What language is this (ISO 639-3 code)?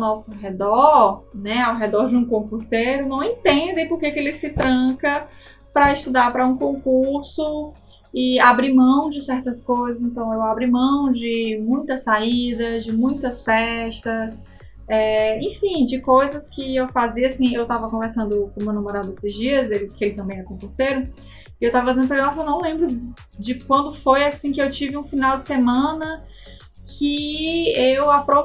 por